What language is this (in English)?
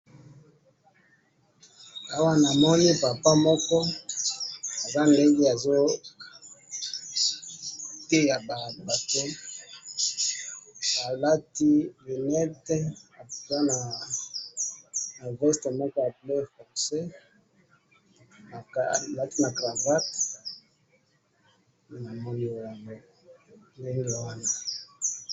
Lingala